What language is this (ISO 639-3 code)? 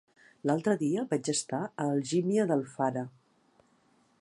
cat